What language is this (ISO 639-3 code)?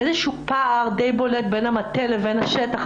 heb